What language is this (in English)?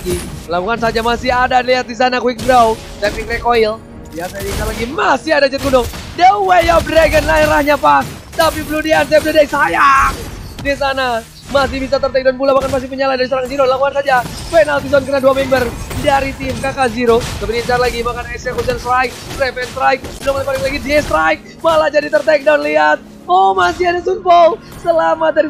Indonesian